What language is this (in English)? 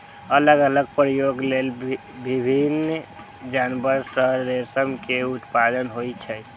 Maithili